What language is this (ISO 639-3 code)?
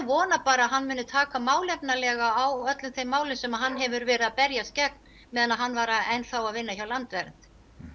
isl